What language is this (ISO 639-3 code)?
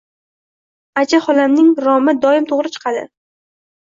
uzb